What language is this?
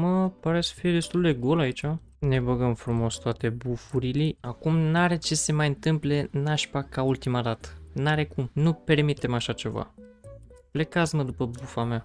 Romanian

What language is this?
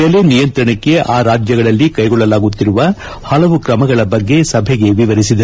Kannada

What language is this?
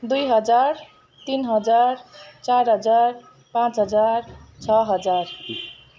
Nepali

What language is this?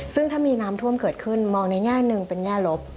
Thai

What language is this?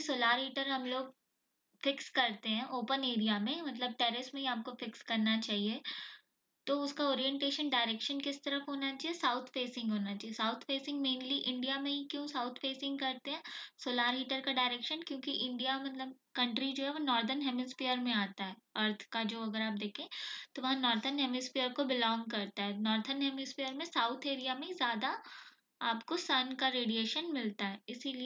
Hindi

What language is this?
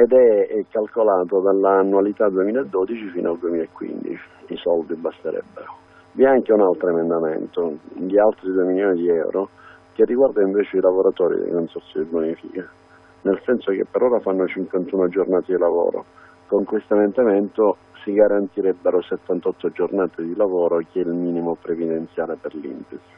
Italian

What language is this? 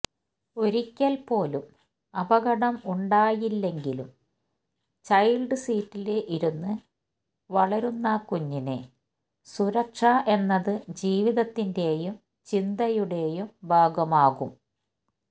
Malayalam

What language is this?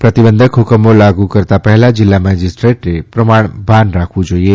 Gujarati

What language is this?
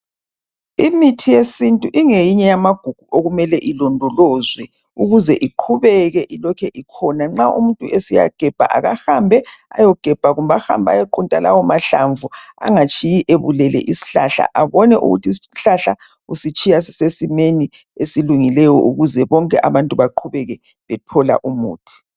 North Ndebele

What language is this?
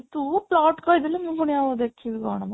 Odia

